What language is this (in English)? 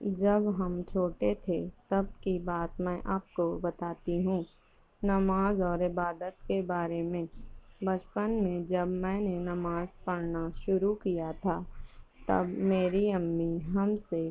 Urdu